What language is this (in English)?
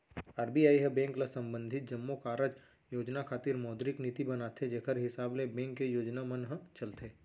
Chhattisgarhi